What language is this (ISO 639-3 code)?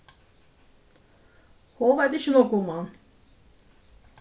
fao